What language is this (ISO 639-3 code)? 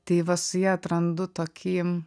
lit